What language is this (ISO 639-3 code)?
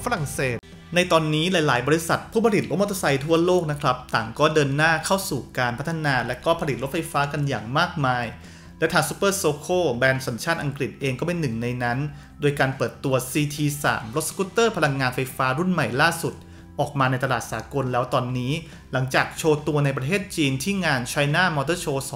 tha